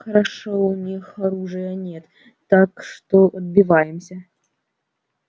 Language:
Russian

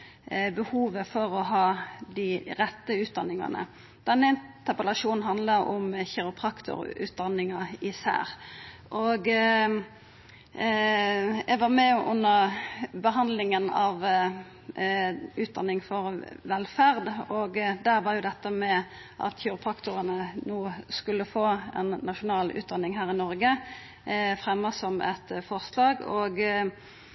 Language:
Norwegian Nynorsk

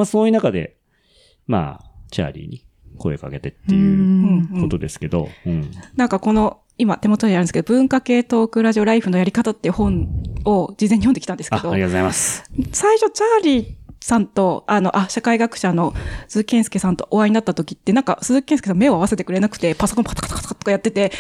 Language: Japanese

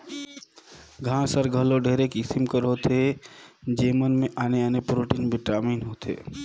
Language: Chhattisgarhi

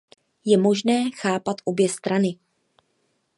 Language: Czech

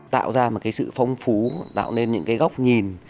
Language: Vietnamese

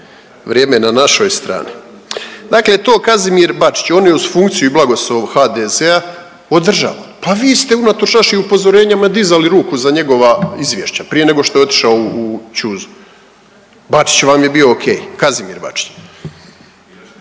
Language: Croatian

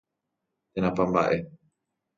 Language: Guarani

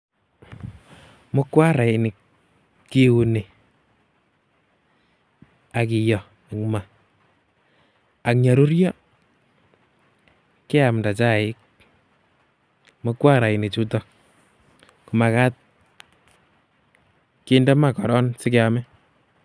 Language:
Kalenjin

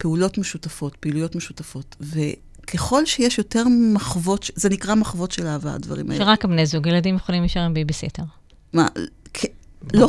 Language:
Hebrew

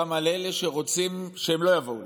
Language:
Hebrew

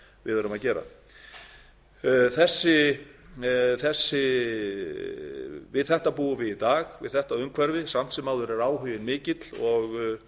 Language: Icelandic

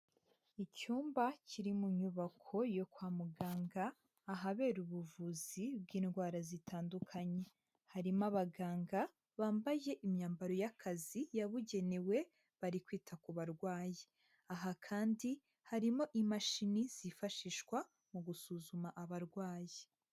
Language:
Kinyarwanda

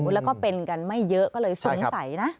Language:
Thai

